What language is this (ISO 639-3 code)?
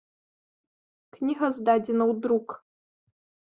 bel